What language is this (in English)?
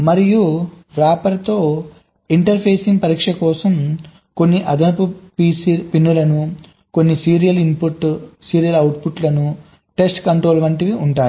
Telugu